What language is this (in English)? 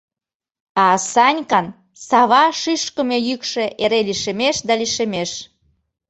Mari